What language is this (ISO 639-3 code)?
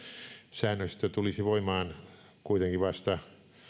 fin